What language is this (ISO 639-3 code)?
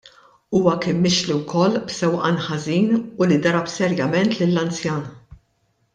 mlt